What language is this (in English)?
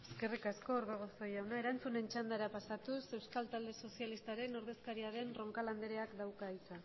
Basque